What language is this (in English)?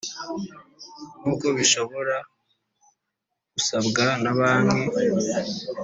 Kinyarwanda